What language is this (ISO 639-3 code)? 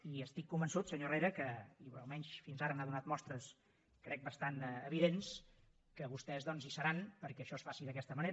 cat